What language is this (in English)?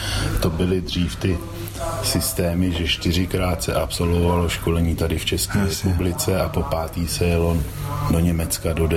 Czech